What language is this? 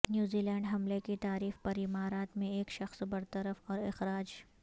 Urdu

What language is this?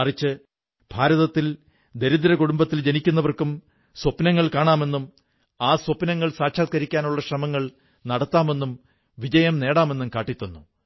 Malayalam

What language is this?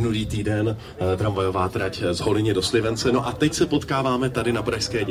Czech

